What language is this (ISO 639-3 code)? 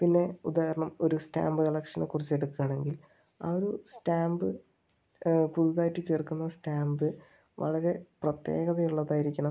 mal